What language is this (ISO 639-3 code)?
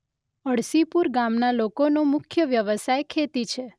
guj